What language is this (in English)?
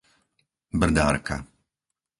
Slovak